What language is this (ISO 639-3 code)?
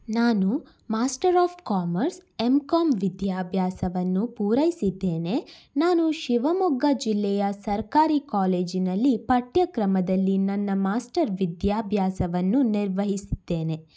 kan